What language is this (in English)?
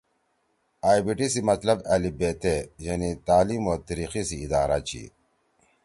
Torwali